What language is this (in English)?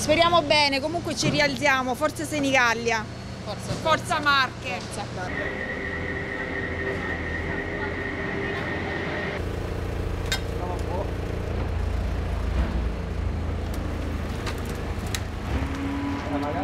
Italian